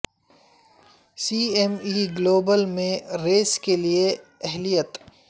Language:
Urdu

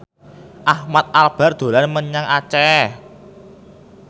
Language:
Javanese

